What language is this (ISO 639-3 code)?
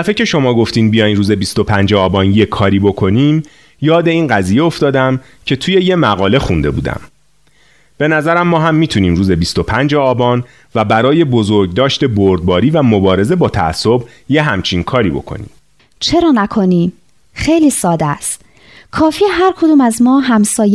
fas